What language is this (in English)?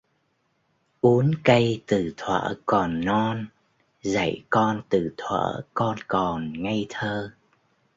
Vietnamese